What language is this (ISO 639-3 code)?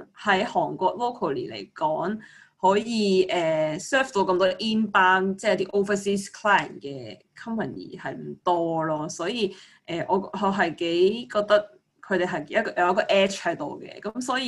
zho